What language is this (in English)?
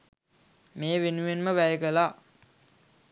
Sinhala